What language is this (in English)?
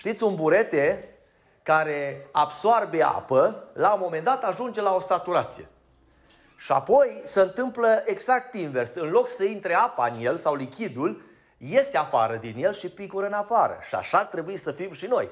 Romanian